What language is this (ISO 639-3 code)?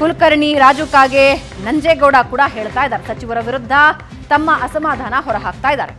kan